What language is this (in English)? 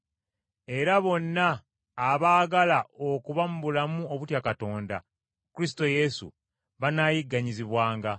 Ganda